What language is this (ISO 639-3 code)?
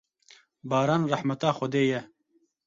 kur